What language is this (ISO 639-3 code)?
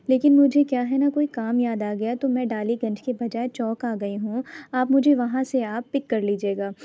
urd